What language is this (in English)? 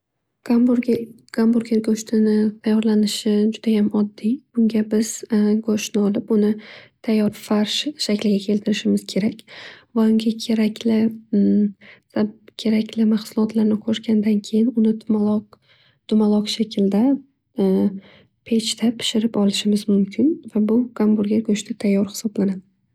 Uzbek